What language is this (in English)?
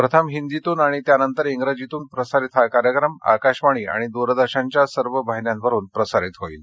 Marathi